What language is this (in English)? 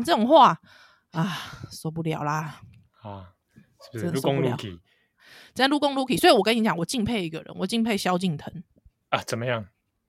Chinese